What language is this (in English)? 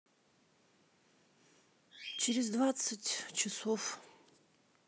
Russian